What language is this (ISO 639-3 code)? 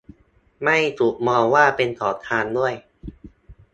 tha